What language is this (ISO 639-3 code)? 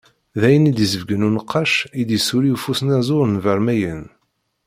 kab